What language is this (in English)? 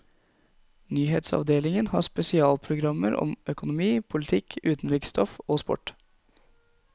Norwegian